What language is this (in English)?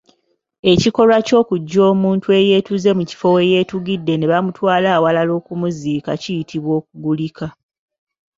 Ganda